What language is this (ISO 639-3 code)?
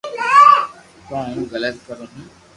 lrk